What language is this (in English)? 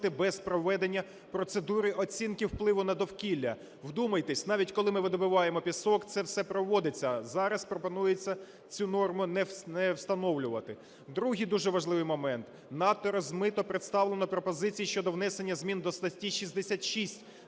Ukrainian